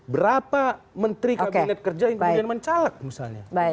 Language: Indonesian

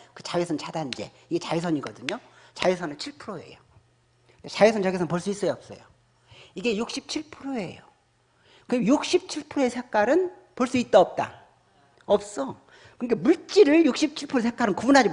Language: Korean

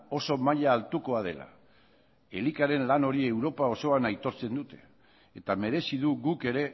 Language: Basque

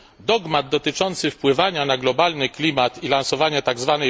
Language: Polish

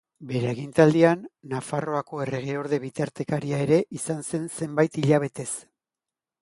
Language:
Basque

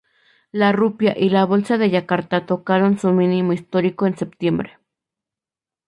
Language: Spanish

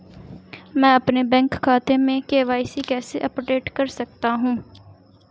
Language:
Hindi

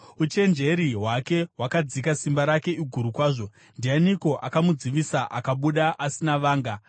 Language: Shona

